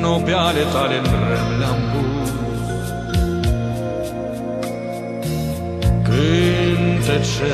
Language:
Romanian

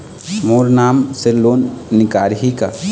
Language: Chhattisgarhi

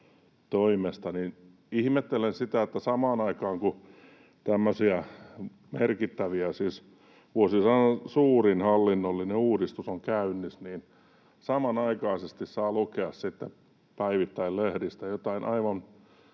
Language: Finnish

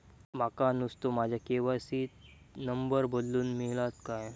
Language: Marathi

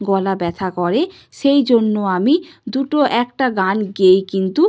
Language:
Bangla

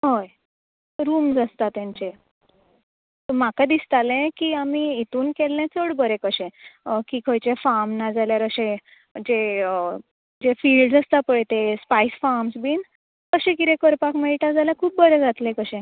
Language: Konkani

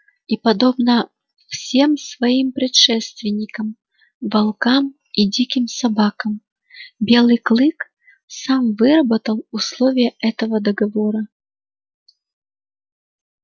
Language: Russian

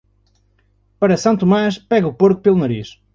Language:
Portuguese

